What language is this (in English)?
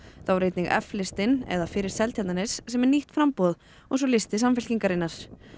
Icelandic